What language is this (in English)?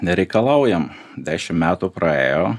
Lithuanian